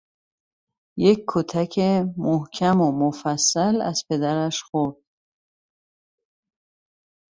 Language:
Persian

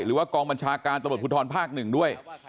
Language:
Thai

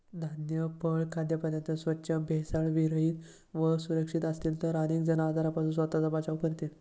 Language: Marathi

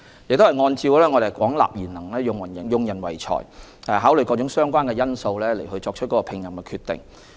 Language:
Cantonese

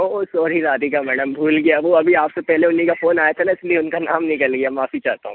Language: Hindi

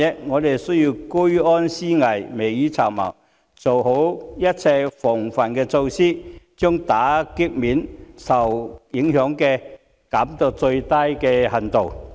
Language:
Cantonese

